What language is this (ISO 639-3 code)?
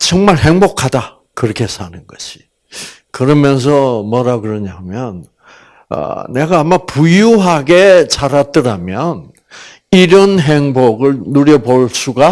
kor